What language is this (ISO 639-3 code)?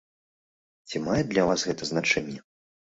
bel